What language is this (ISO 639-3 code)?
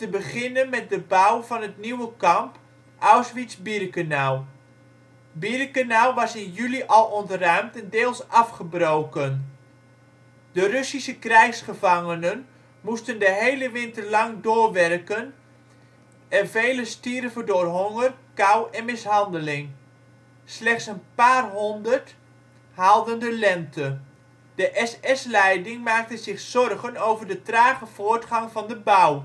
nld